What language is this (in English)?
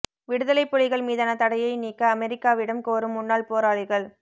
Tamil